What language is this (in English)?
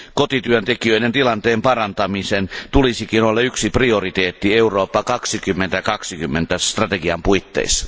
Finnish